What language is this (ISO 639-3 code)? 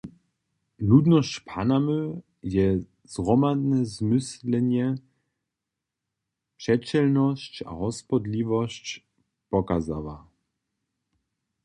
hsb